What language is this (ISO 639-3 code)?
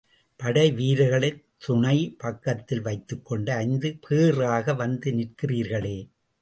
tam